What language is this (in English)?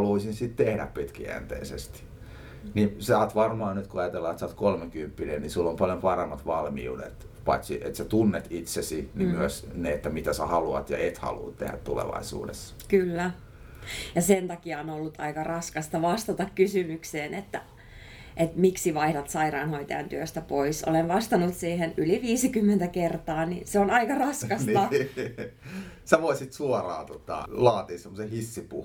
Finnish